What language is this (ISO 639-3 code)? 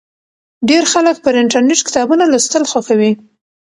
pus